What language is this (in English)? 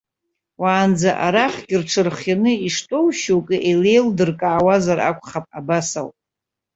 Abkhazian